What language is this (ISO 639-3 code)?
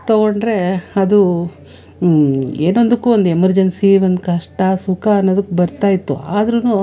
kan